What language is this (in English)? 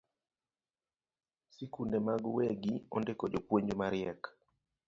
Luo (Kenya and Tanzania)